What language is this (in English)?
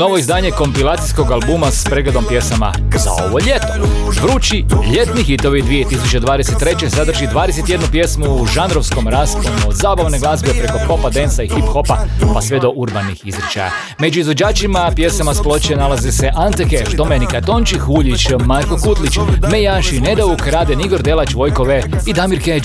Croatian